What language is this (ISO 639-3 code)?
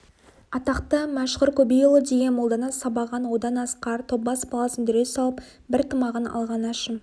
kaz